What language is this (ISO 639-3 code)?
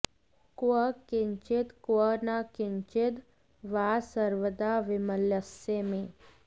san